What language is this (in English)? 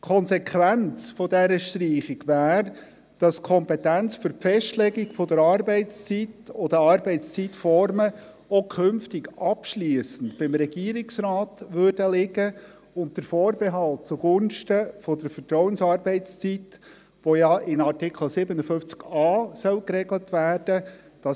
Swiss German